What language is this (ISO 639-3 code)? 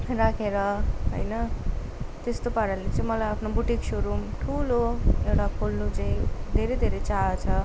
nep